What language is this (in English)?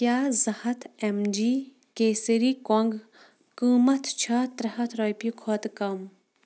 Kashmiri